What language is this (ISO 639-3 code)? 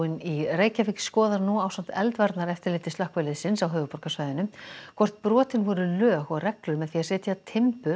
isl